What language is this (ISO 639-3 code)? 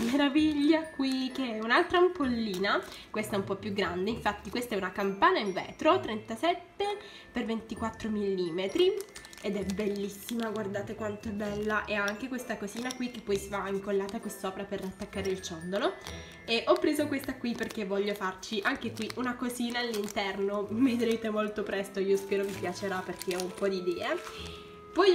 ita